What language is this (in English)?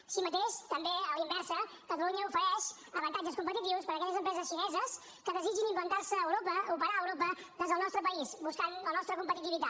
Catalan